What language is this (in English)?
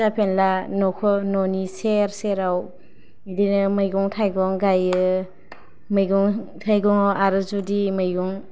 Bodo